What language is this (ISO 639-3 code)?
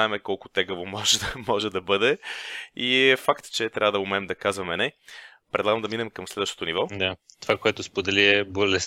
bul